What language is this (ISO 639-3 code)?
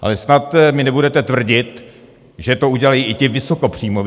ces